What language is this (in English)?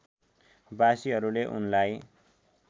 Nepali